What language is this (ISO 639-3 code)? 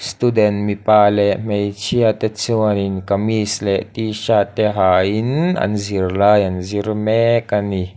lus